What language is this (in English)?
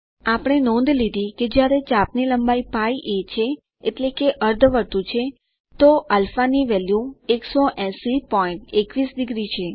Gujarati